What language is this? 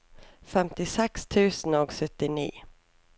Norwegian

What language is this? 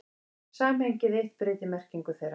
Icelandic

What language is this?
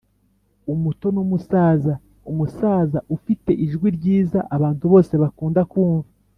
Kinyarwanda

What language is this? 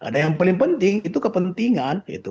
Indonesian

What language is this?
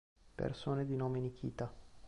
Italian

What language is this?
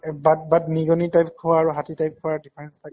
Assamese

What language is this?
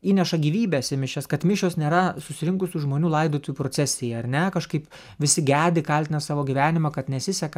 Lithuanian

